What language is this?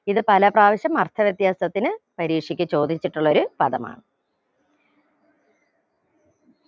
Malayalam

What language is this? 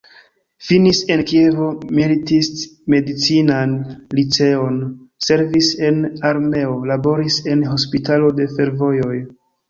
Esperanto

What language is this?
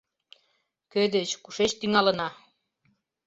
Mari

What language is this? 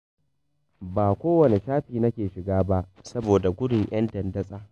Hausa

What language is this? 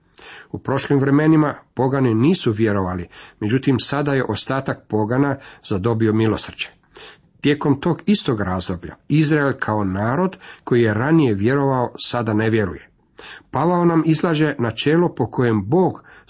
Croatian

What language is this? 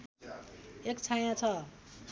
Nepali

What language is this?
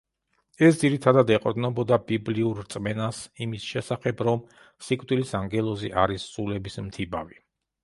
Georgian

